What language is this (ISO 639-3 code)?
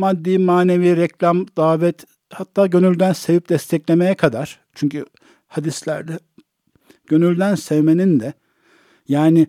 tur